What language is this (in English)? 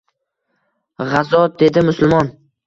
Uzbek